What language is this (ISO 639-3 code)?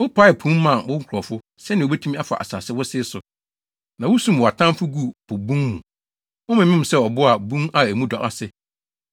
aka